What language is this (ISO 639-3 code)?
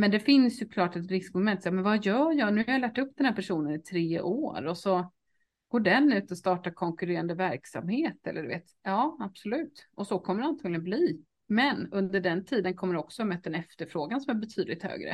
swe